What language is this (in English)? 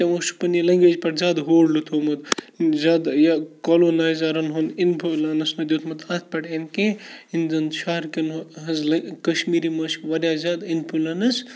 Kashmiri